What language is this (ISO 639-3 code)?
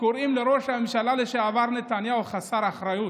heb